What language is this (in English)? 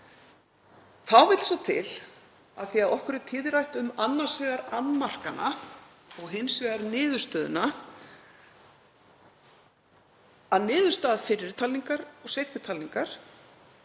Icelandic